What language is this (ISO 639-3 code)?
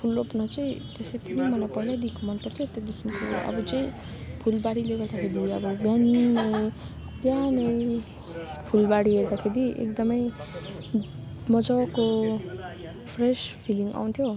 nep